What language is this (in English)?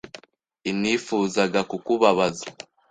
Kinyarwanda